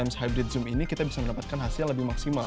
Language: Indonesian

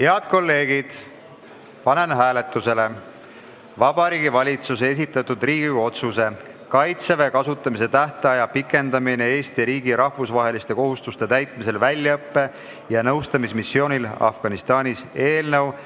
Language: Estonian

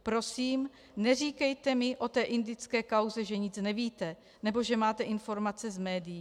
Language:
Czech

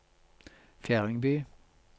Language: Norwegian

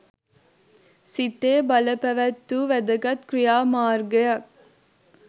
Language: Sinhala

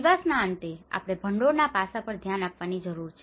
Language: Gujarati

